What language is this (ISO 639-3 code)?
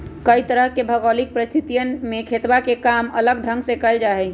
mag